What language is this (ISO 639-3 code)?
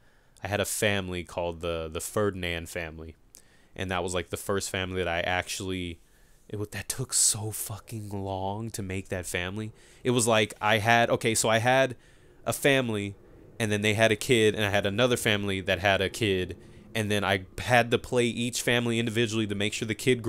eng